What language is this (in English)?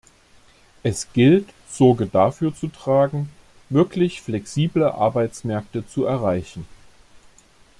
German